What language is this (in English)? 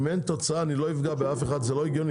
Hebrew